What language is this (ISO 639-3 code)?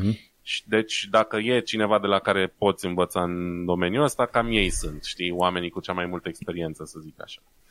ron